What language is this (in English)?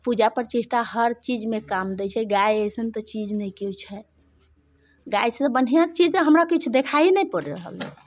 Maithili